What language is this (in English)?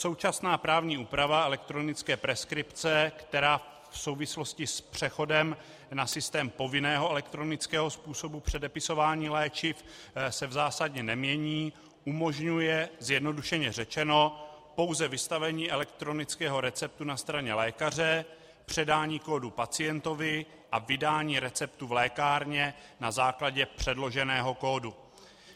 Czech